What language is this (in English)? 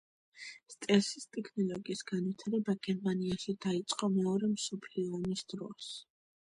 Georgian